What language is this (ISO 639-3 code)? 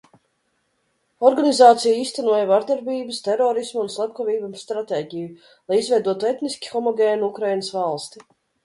lav